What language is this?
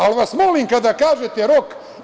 Serbian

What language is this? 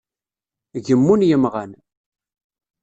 Kabyle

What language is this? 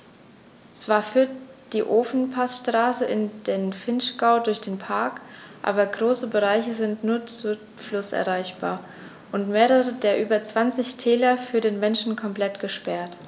German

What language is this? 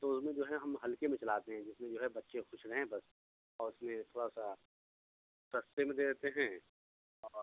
Urdu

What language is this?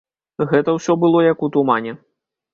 Belarusian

